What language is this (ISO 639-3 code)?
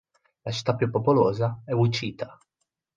ita